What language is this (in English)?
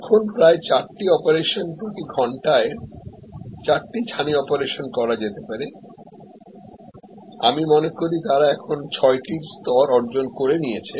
Bangla